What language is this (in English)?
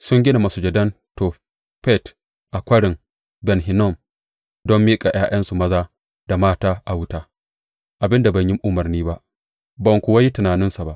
Hausa